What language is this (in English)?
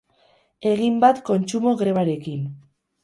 Basque